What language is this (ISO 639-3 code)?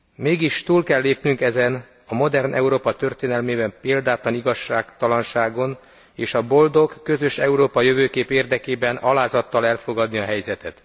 hun